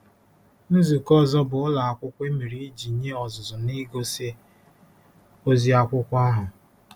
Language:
Igbo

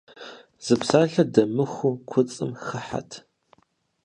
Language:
Kabardian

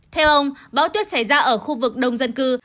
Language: Vietnamese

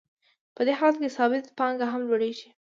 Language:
Pashto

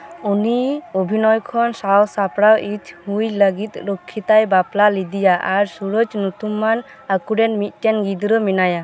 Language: Santali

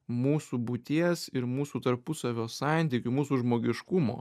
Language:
Lithuanian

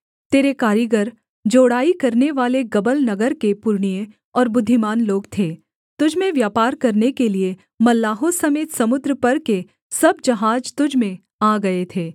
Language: Hindi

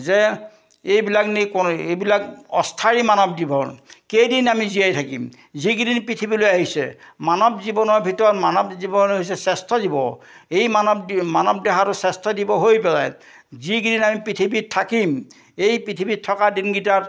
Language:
Assamese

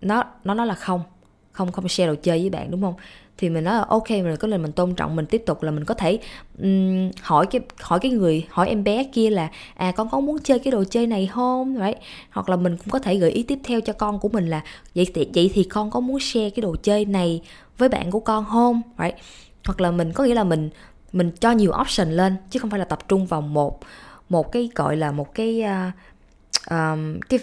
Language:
Vietnamese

